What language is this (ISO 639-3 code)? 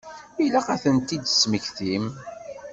kab